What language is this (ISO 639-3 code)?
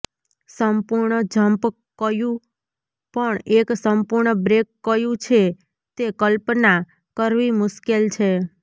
guj